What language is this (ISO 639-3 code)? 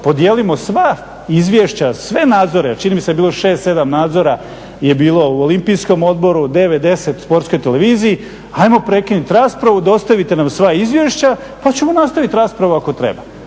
hrv